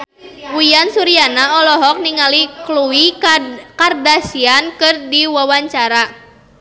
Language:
Sundanese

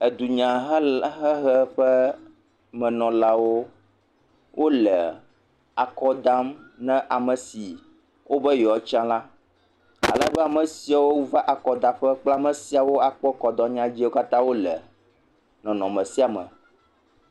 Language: Ewe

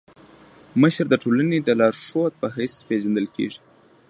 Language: Pashto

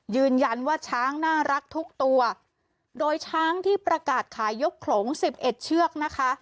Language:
Thai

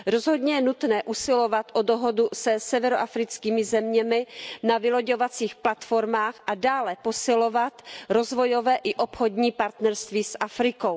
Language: Czech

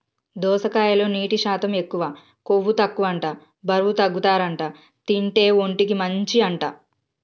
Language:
Telugu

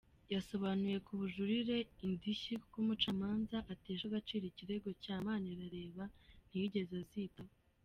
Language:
Kinyarwanda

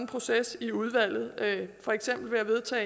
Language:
Danish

